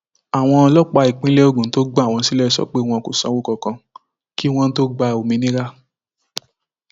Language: Yoruba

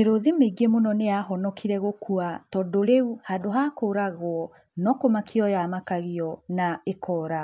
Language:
Kikuyu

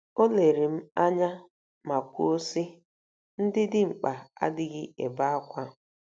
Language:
Igbo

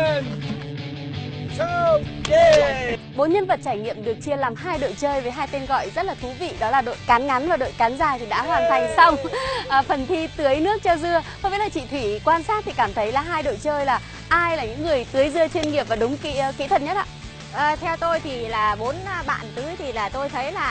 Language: Vietnamese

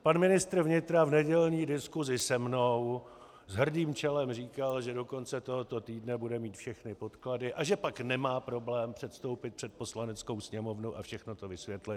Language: Czech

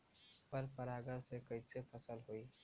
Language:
Bhojpuri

